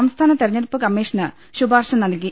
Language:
Malayalam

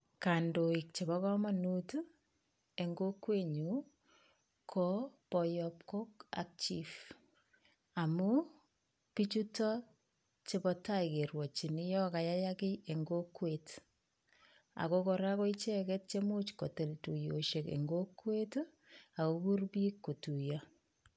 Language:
Kalenjin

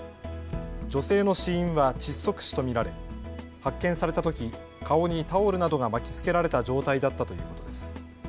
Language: Japanese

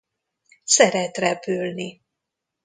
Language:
Hungarian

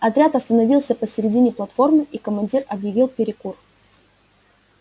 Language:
Russian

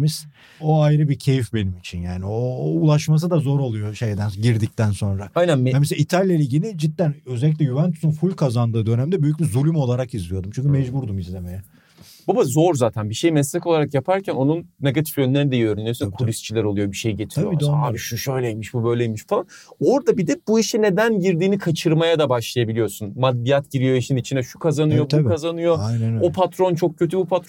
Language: Turkish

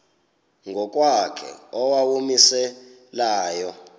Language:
Xhosa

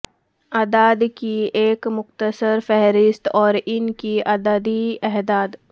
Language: Urdu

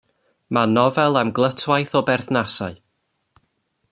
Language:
Welsh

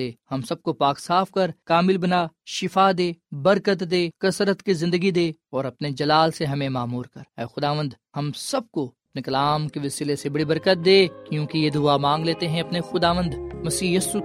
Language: Urdu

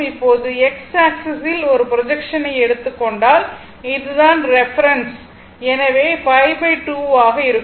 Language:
Tamil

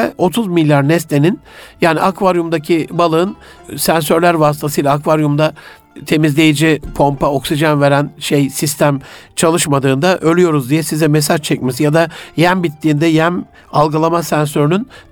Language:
Turkish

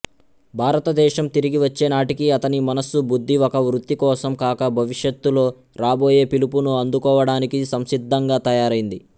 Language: Telugu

